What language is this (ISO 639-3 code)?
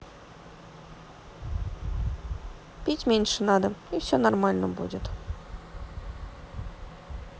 rus